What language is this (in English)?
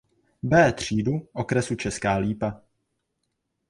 Czech